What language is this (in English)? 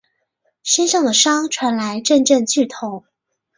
Chinese